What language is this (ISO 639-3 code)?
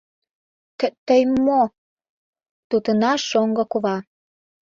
chm